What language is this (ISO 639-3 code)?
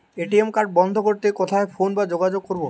ben